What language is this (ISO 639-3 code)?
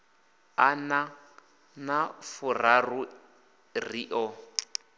ven